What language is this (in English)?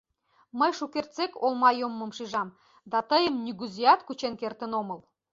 Mari